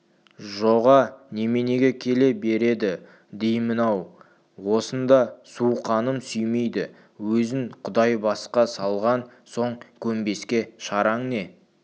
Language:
Kazakh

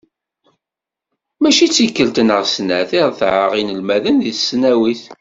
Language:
Kabyle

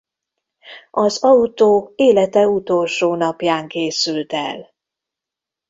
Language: Hungarian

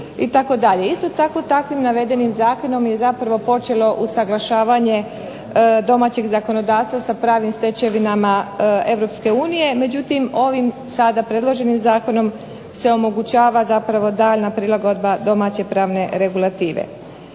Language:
Croatian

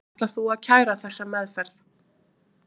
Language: Icelandic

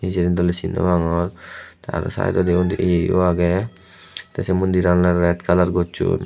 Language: Chakma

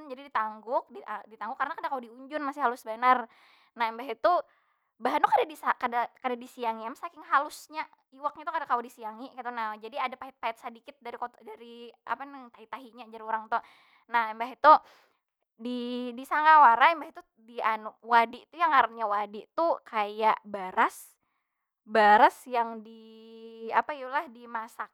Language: Banjar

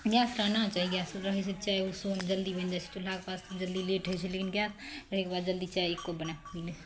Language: Maithili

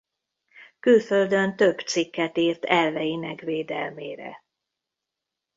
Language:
Hungarian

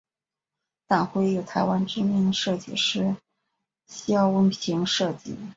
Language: Chinese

